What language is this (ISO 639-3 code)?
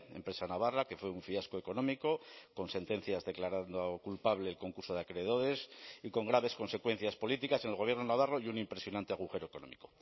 spa